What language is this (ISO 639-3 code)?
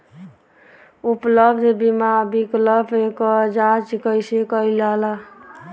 bho